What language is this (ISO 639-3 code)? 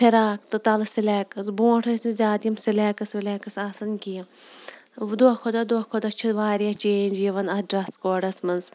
kas